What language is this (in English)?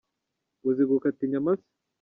Kinyarwanda